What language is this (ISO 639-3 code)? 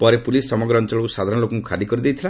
ori